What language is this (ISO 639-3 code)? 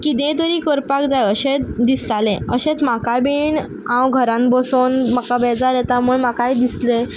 kok